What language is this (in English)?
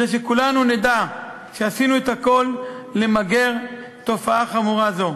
Hebrew